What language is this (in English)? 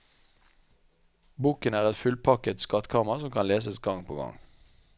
Norwegian